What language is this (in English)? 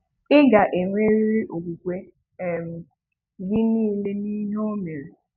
Igbo